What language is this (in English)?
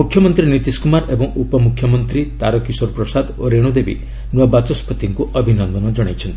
Odia